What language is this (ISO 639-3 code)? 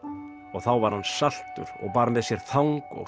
isl